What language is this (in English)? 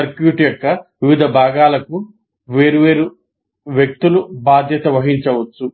Telugu